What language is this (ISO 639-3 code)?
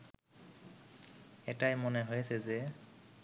ben